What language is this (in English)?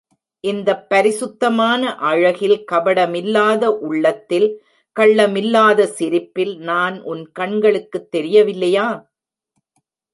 Tamil